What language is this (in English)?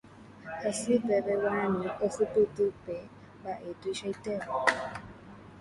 Guarani